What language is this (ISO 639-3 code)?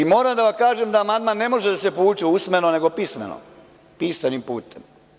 srp